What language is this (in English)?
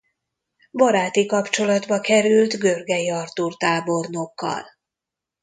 Hungarian